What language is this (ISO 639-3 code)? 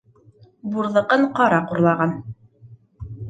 bak